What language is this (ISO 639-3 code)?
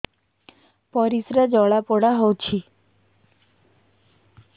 ori